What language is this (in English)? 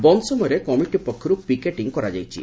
Odia